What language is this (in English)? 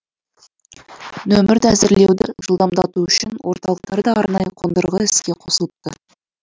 Kazakh